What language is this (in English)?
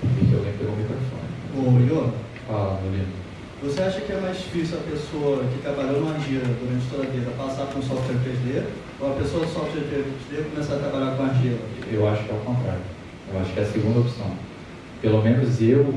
Portuguese